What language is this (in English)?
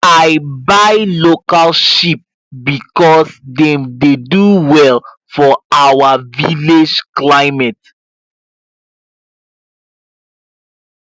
Nigerian Pidgin